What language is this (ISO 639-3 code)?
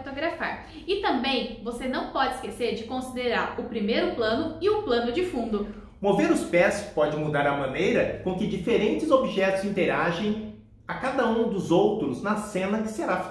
por